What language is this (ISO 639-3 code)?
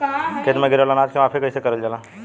bho